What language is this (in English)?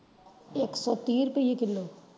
Punjabi